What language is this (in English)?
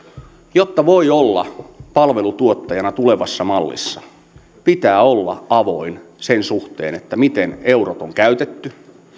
Finnish